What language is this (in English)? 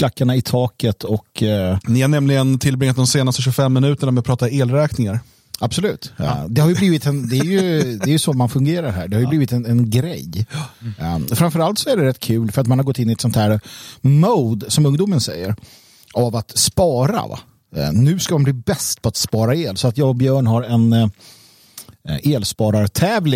Swedish